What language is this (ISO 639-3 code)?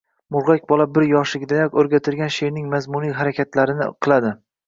uzb